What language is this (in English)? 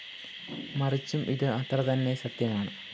Malayalam